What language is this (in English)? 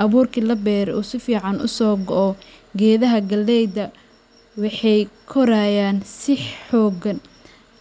Somali